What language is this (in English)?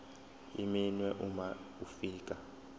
Zulu